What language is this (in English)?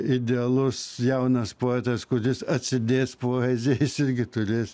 Lithuanian